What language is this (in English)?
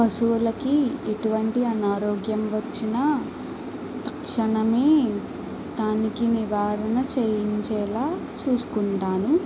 Telugu